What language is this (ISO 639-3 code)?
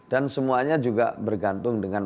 ind